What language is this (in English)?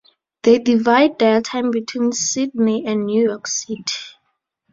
English